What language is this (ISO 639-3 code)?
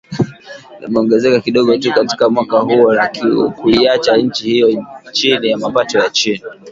swa